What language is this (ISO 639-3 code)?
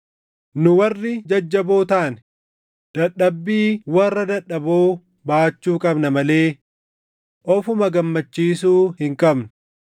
orm